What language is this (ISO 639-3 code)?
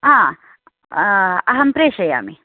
san